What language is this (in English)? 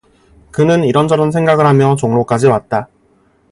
Korean